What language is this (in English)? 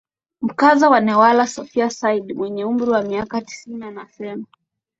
Swahili